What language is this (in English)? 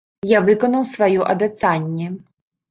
Belarusian